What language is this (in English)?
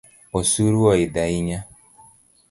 Luo (Kenya and Tanzania)